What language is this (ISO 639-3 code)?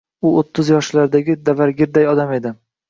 uzb